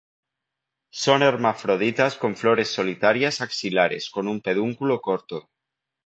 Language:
Spanish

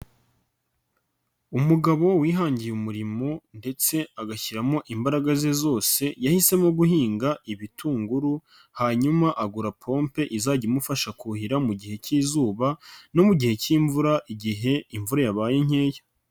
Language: Kinyarwanda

